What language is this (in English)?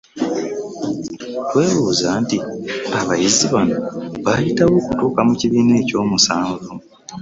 Ganda